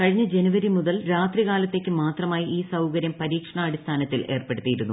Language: Malayalam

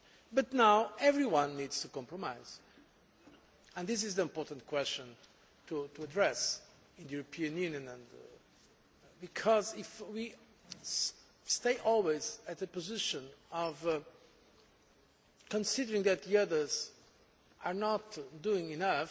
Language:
English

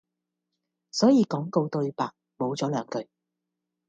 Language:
Cantonese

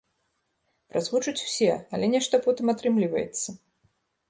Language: Belarusian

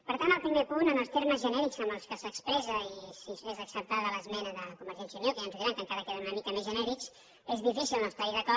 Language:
Catalan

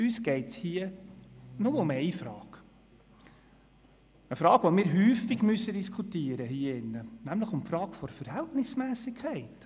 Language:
Swiss German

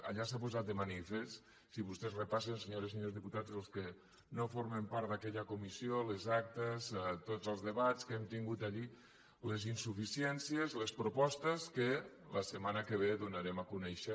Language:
Catalan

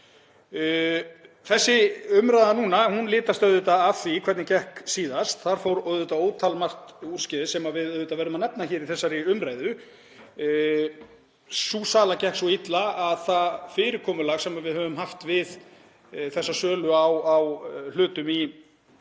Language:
Icelandic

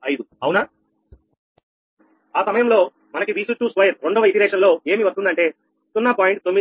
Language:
Telugu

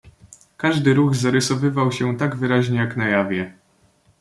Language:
Polish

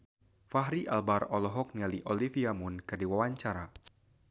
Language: Sundanese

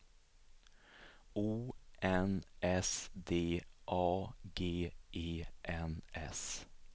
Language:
Swedish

